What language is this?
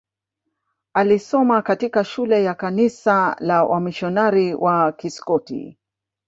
Swahili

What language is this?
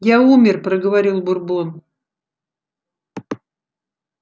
Russian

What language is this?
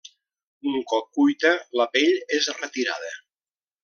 Catalan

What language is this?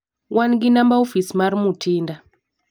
Luo (Kenya and Tanzania)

